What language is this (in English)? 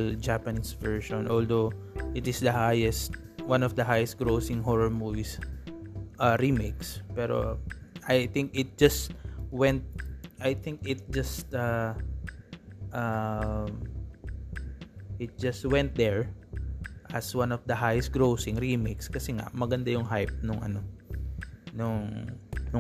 Filipino